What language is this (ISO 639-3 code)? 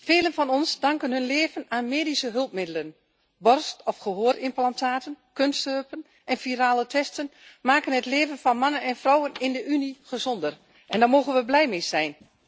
nld